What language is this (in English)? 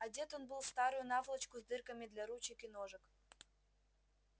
Russian